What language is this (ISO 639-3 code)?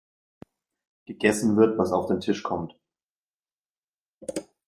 deu